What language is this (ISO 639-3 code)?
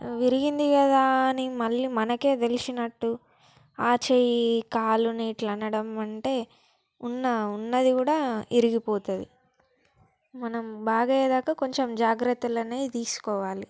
tel